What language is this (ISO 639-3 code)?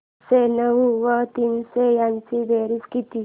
mar